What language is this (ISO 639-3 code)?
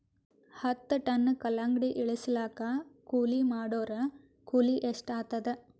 kan